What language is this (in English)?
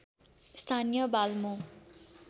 Nepali